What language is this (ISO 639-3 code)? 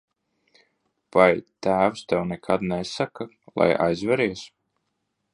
lav